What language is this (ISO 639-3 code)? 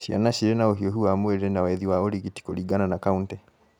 kik